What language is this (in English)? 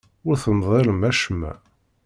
Kabyle